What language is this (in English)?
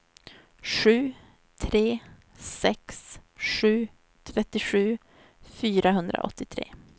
Swedish